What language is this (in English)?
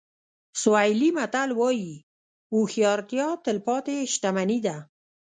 Pashto